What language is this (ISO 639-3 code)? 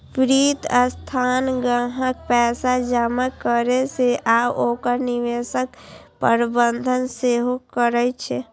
mai